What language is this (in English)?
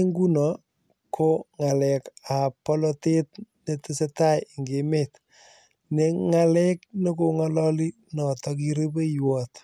Kalenjin